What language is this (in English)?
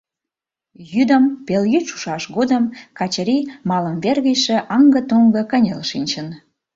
Mari